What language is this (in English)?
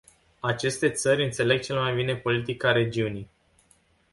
Romanian